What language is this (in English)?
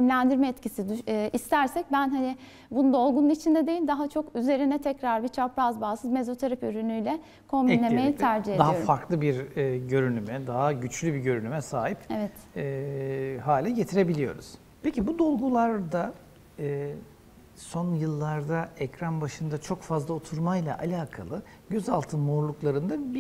Turkish